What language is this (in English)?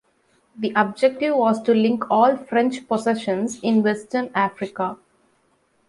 English